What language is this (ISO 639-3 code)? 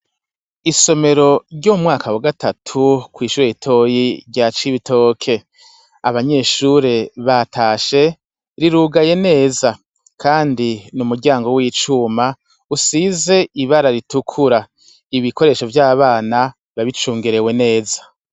run